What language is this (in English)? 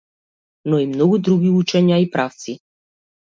Macedonian